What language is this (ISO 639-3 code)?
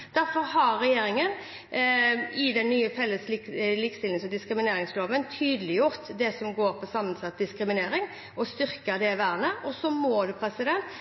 nob